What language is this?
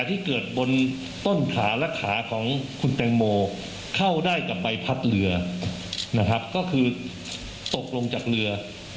Thai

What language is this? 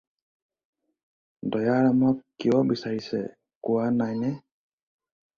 Assamese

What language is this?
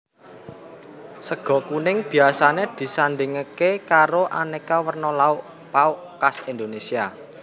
Javanese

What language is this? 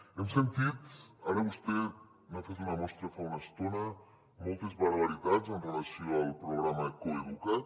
Catalan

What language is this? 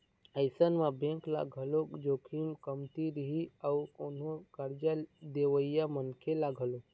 Chhattisgarhi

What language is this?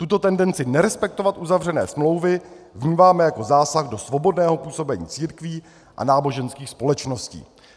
Czech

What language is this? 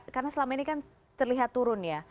Indonesian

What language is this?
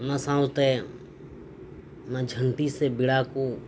Santali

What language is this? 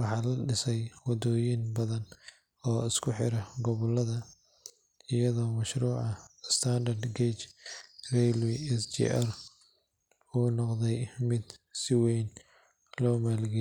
Somali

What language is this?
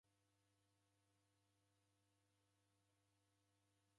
Taita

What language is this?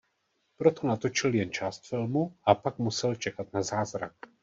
Czech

